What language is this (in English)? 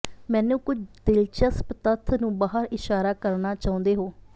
Punjabi